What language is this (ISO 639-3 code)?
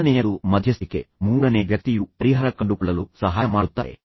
kan